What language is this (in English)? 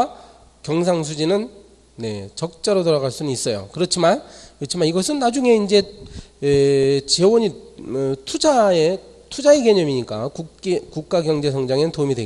Korean